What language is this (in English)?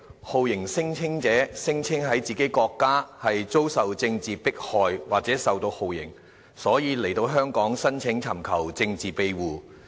Cantonese